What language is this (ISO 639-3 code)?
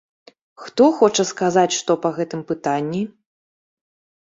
bel